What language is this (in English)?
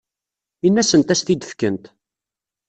Kabyle